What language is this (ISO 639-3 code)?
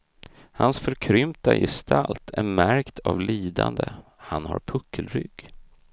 swe